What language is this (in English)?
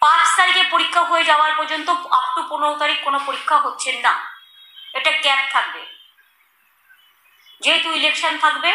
Hindi